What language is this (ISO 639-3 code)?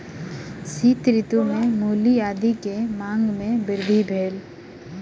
mai